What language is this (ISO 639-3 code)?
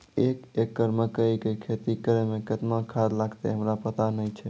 mai